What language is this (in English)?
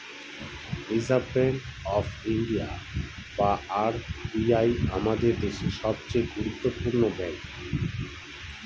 Bangla